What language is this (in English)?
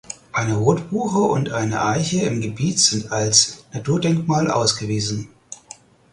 German